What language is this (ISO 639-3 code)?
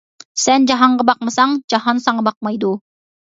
uig